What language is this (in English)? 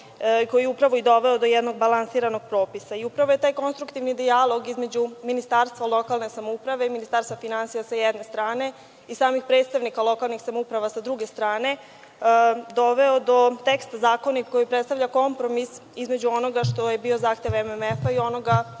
Serbian